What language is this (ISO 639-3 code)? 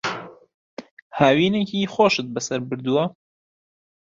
ckb